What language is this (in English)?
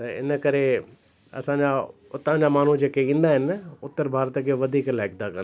Sindhi